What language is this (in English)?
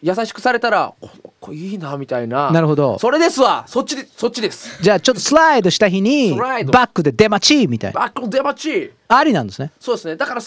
Japanese